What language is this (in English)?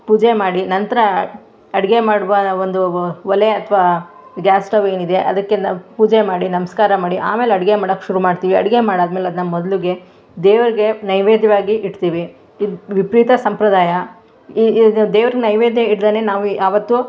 Kannada